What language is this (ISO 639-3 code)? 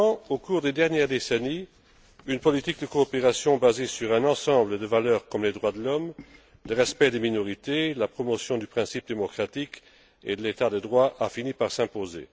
fra